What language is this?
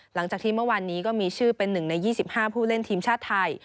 Thai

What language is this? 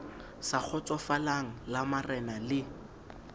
Southern Sotho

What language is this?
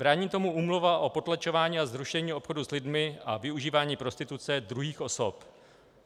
Czech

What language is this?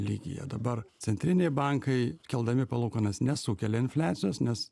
Lithuanian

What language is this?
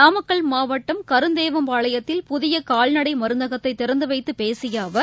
Tamil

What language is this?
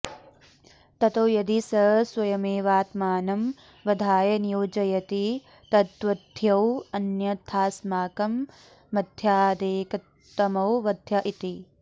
Sanskrit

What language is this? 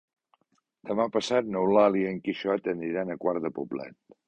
Catalan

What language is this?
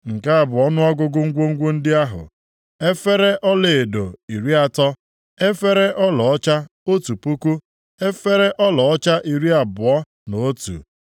Igbo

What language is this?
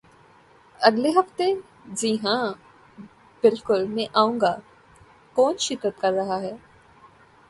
Urdu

